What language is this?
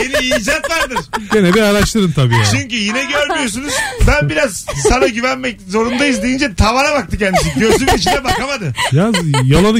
Turkish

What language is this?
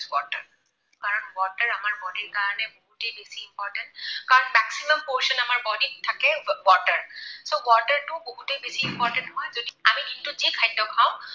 Assamese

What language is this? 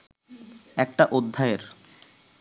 Bangla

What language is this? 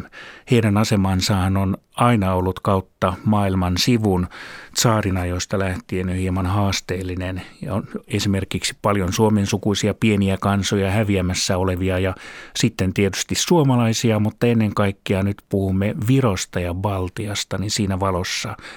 Finnish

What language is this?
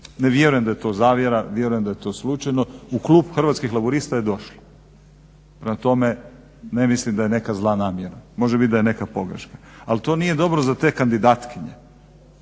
Croatian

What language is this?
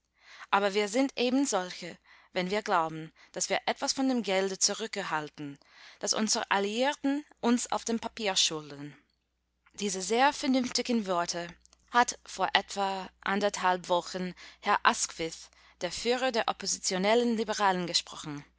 German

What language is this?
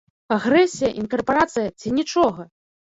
Belarusian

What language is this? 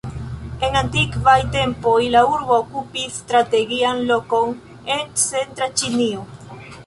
Esperanto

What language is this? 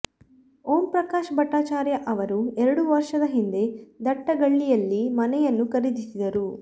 Kannada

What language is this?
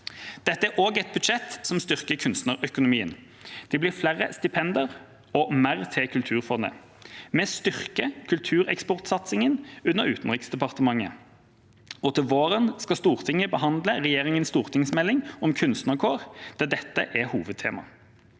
Norwegian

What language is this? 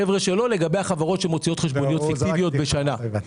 Hebrew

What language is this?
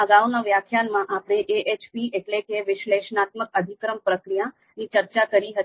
Gujarati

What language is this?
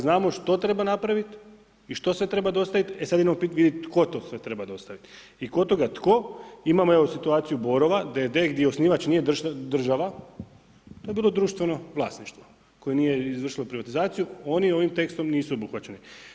Croatian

